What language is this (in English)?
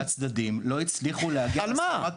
Hebrew